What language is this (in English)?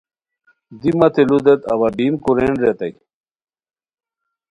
Khowar